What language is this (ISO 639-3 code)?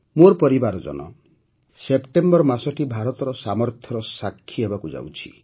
ori